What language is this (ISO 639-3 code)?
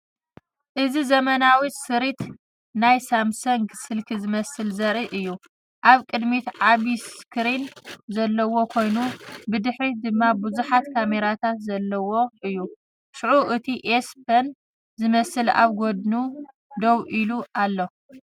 tir